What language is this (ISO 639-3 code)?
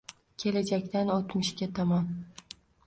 uzb